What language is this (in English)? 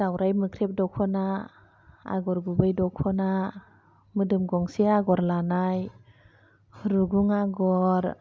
Bodo